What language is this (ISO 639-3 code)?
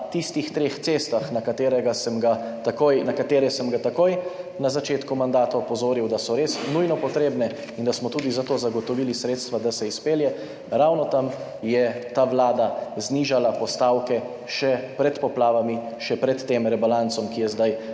slv